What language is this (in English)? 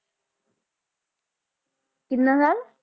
Punjabi